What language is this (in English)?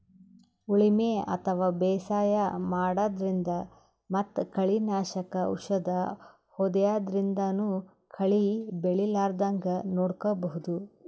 Kannada